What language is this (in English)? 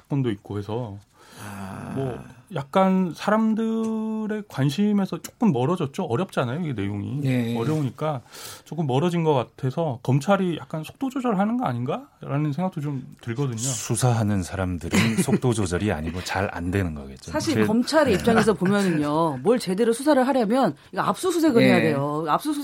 Korean